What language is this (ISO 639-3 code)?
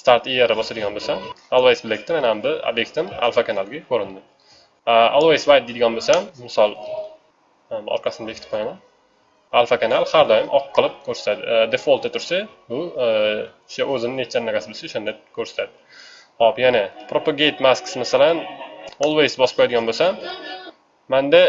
tur